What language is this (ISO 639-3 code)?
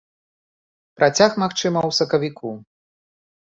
bel